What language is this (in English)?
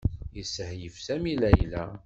Kabyle